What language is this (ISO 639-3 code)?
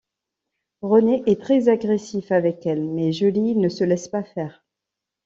fra